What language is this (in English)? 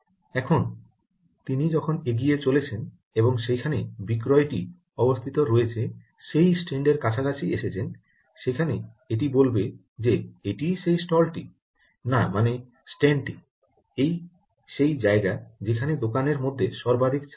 Bangla